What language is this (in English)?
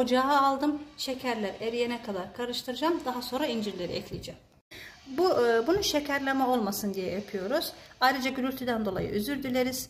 Turkish